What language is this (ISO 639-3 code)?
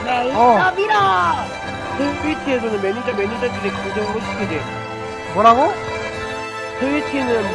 kor